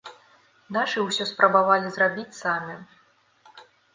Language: Belarusian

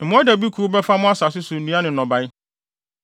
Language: Akan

